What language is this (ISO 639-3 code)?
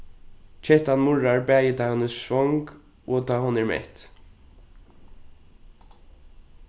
fao